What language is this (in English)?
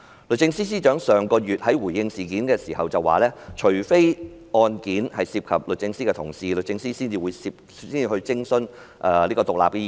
Cantonese